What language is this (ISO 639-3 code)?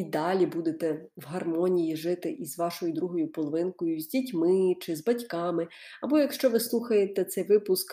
ukr